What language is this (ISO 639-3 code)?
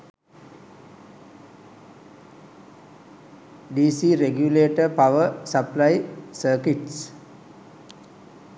sin